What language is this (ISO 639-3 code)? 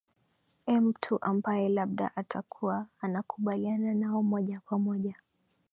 swa